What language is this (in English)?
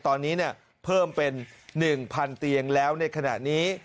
Thai